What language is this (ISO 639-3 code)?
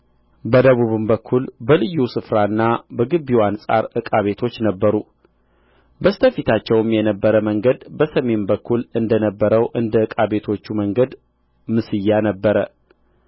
amh